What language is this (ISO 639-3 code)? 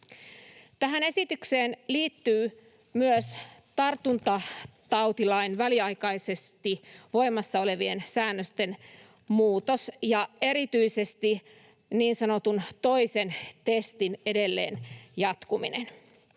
fin